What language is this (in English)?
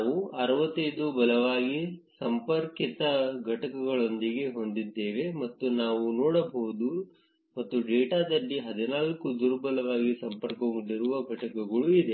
Kannada